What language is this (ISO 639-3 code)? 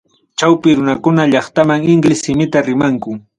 quy